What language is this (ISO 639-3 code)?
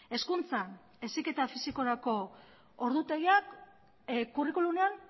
eus